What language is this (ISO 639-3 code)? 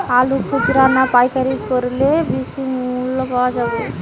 ben